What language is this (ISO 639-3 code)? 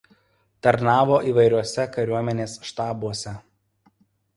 lit